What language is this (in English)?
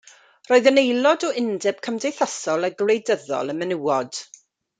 Welsh